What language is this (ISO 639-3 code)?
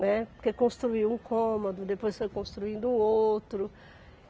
por